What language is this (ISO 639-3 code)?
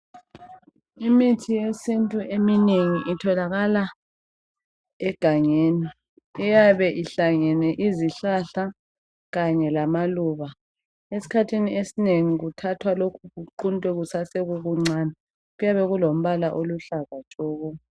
nde